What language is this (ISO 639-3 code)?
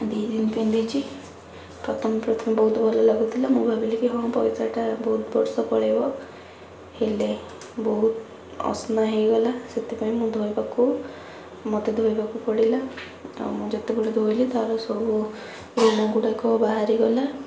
ori